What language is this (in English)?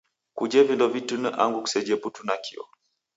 Taita